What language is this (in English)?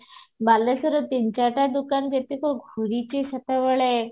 Odia